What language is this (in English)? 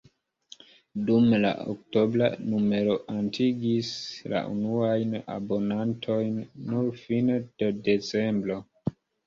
Esperanto